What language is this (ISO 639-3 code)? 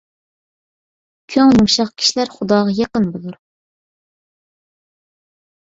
uig